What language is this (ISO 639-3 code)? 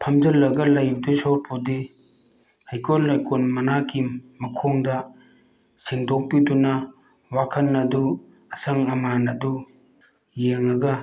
mni